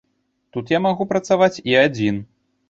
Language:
Belarusian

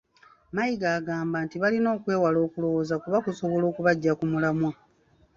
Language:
Ganda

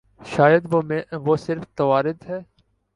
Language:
Urdu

